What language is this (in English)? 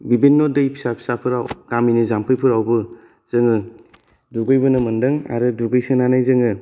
Bodo